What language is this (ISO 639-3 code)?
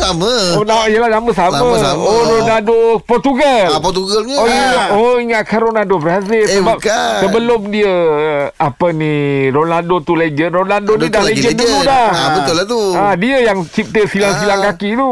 msa